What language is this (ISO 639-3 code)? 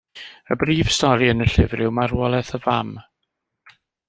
cym